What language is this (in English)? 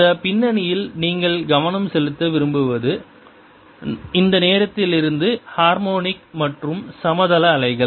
Tamil